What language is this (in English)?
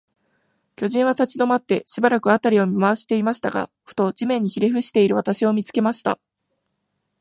Japanese